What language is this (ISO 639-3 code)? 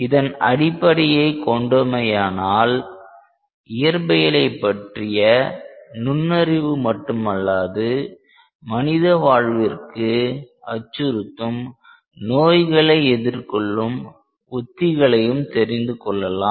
tam